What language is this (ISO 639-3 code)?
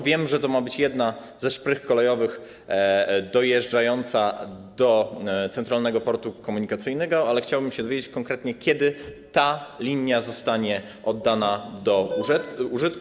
pol